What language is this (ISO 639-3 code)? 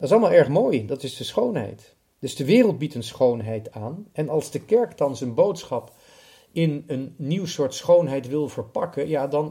nld